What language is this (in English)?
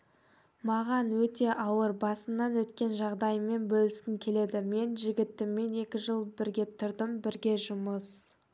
Kazakh